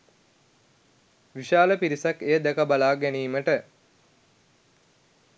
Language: Sinhala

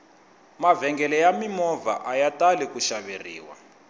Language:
Tsonga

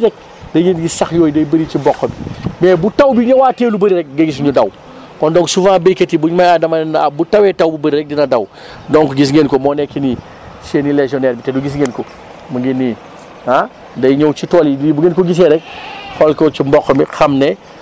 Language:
Wolof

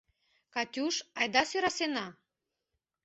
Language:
Mari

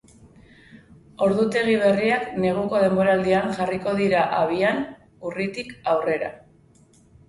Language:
Basque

